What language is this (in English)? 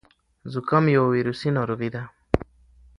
Pashto